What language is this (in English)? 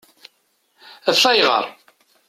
Kabyle